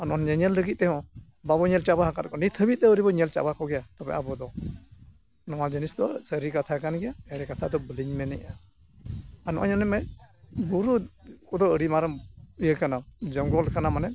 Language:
Santali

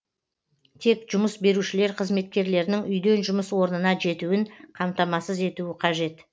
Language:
Kazakh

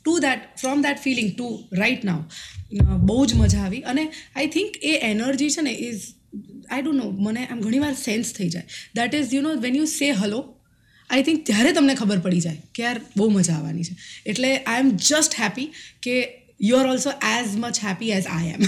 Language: Gujarati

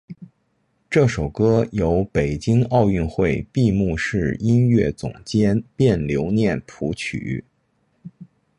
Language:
Chinese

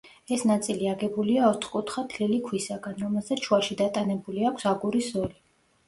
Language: Georgian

